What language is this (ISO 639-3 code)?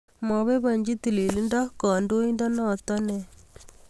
kln